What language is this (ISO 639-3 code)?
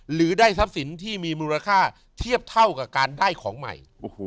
tha